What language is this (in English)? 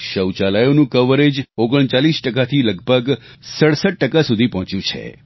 Gujarati